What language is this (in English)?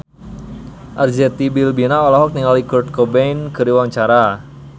Sundanese